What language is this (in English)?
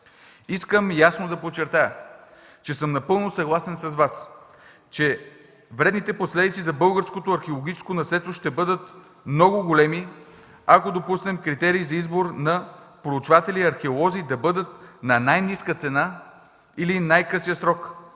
Bulgarian